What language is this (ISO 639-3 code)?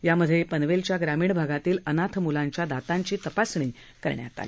mar